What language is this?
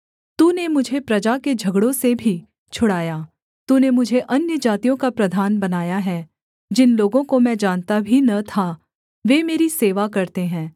Hindi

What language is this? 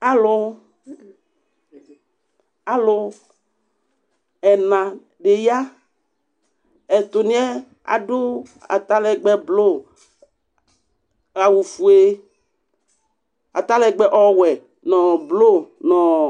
Ikposo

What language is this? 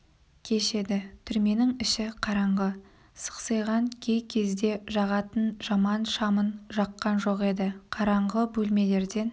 Kazakh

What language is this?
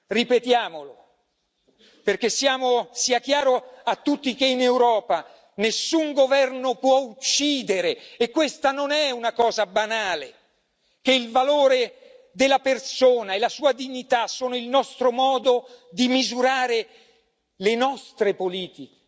Italian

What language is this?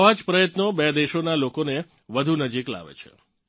Gujarati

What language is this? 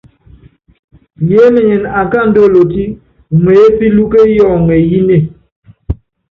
Yangben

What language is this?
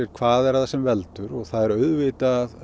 Icelandic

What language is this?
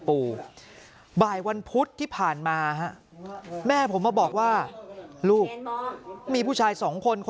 Thai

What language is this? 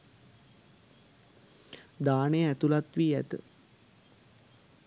Sinhala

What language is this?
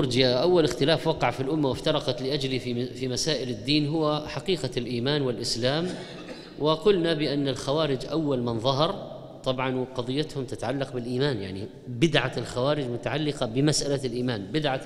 Arabic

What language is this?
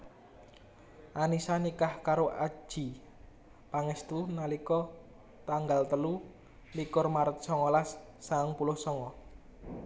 Javanese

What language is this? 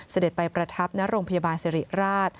Thai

